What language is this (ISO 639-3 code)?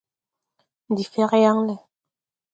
tui